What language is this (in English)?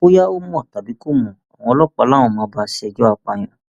Yoruba